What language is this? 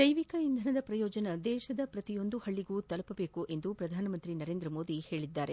Kannada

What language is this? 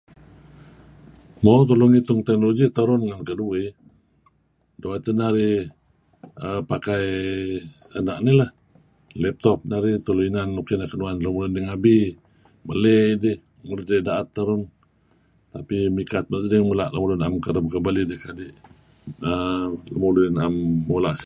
Kelabit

